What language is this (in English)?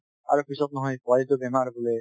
Assamese